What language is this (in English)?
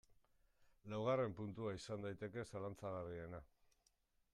Basque